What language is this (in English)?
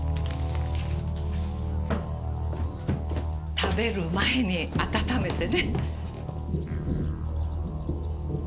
Japanese